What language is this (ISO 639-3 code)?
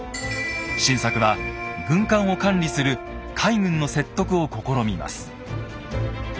jpn